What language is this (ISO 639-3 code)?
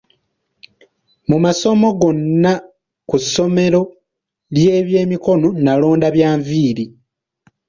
lug